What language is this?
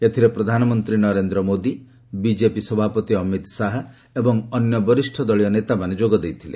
Odia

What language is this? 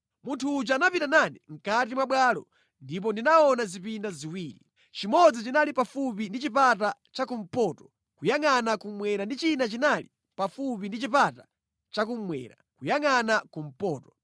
Nyanja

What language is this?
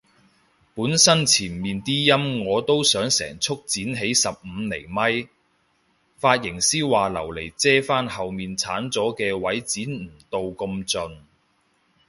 Cantonese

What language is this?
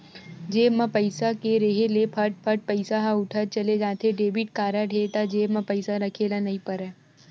Chhattisgarhi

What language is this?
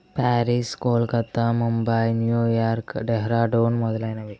Telugu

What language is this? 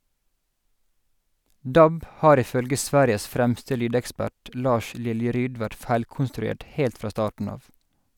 Norwegian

